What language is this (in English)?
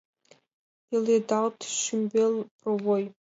Mari